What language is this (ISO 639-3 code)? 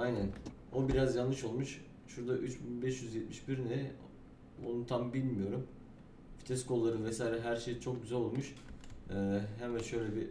tur